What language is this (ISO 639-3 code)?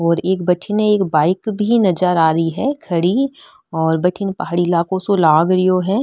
mwr